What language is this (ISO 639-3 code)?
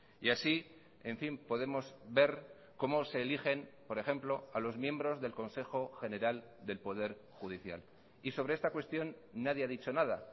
spa